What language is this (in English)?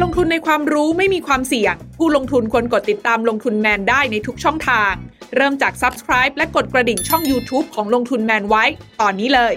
Thai